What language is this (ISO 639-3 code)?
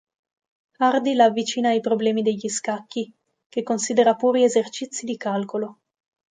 ita